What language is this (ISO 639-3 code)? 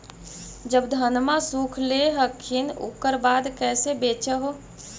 mag